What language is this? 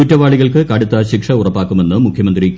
Malayalam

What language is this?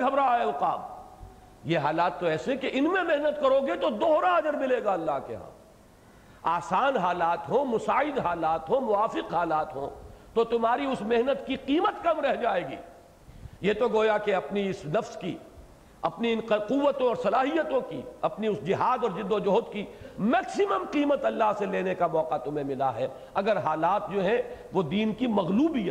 Urdu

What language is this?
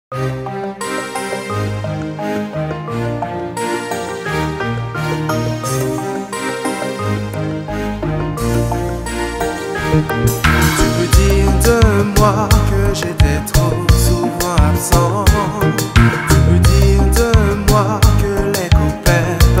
Romanian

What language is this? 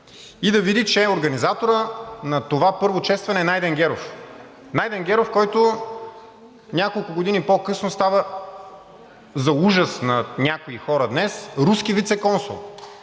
Bulgarian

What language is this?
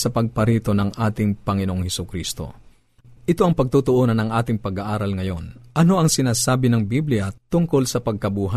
Filipino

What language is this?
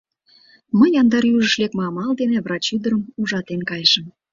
Mari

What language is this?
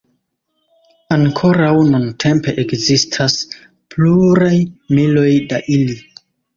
Esperanto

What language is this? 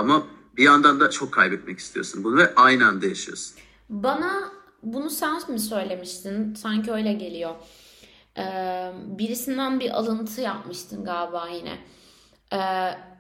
Turkish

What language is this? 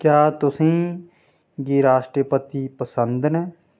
Dogri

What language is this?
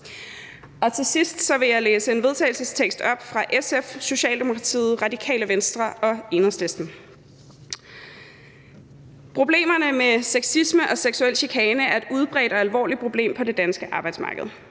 Danish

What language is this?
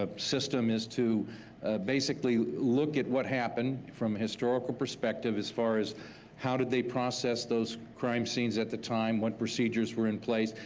English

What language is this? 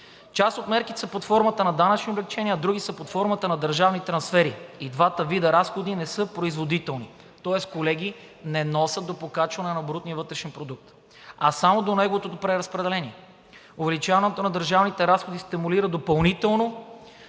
Bulgarian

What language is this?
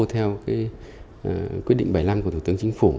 Vietnamese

